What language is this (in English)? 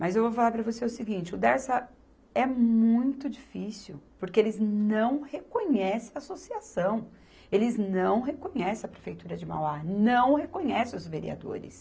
Portuguese